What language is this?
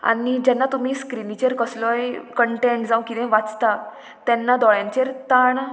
Konkani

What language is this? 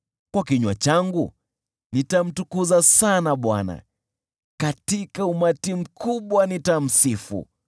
Swahili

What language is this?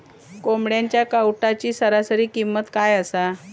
Marathi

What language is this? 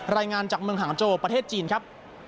Thai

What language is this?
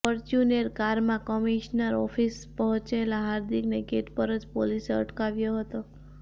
Gujarati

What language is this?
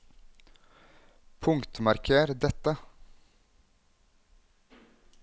Norwegian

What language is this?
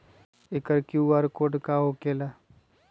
Magahi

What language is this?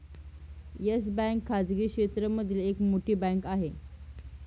Marathi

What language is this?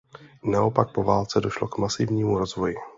Czech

